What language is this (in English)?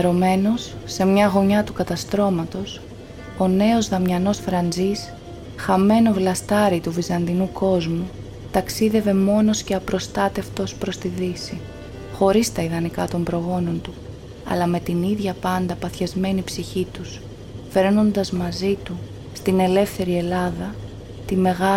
Greek